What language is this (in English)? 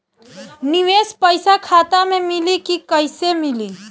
Bhojpuri